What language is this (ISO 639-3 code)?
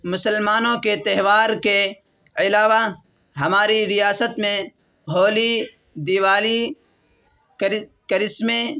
urd